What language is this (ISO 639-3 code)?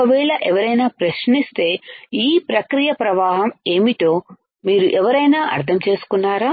tel